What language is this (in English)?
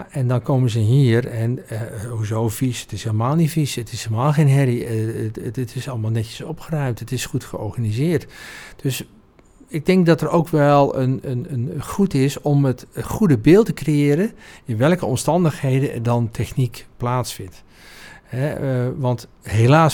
Dutch